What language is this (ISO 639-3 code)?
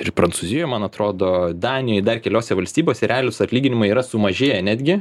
lit